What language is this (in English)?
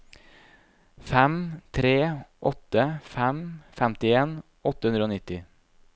Norwegian